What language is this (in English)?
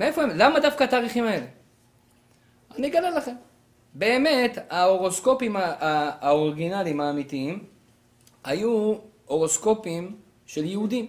Hebrew